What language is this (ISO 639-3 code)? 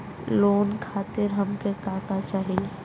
bho